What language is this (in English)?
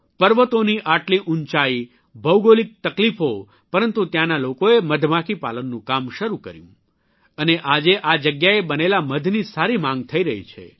Gujarati